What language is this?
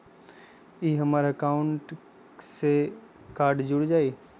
Magahi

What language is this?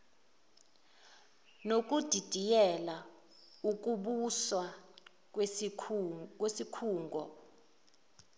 Zulu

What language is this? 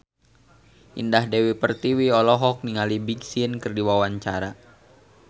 Sundanese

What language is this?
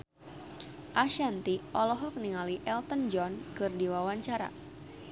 Sundanese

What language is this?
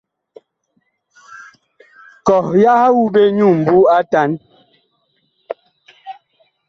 Bakoko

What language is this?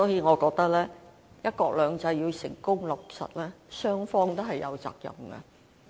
Cantonese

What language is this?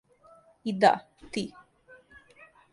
Serbian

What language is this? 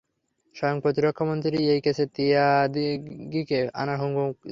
Bangla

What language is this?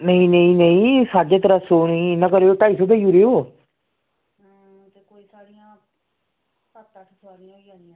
Dogri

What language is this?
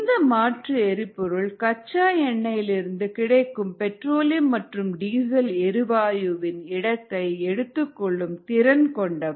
Tamil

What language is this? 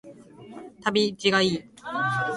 Japanese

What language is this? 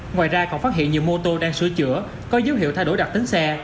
Vietnamese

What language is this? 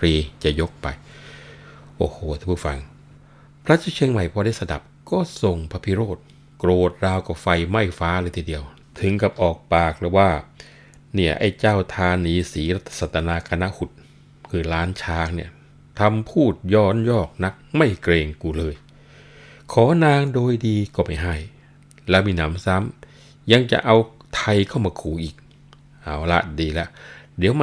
Thai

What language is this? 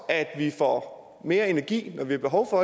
Danish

